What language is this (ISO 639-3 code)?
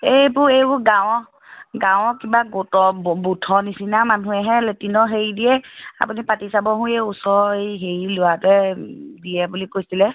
asm